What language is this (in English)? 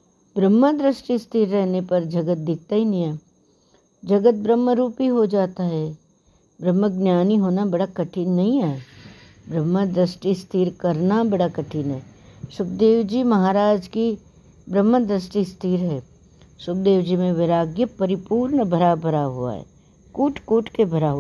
Hindi